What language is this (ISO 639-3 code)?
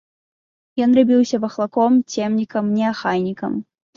bel